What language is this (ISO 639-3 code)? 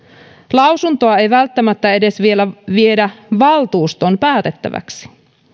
fin